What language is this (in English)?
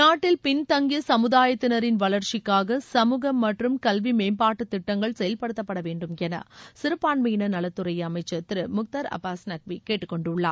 Tamil